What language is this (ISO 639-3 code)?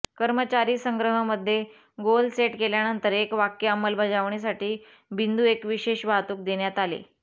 mar